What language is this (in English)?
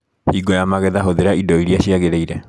Kikuyu